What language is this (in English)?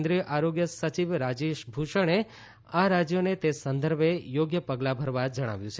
Gujarati